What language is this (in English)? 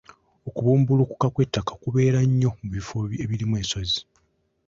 Ganda